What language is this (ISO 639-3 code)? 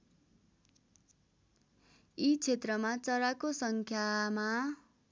nep